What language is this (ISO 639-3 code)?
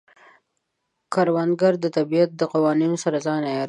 pus